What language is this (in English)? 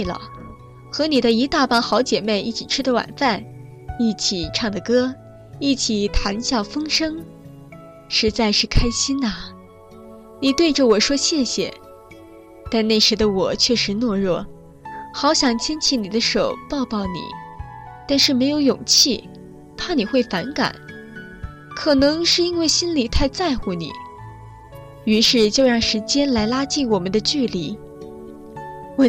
Chinese